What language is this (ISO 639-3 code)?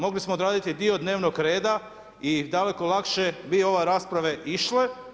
hrv